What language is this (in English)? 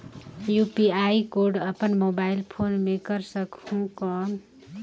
Chhattisgarhi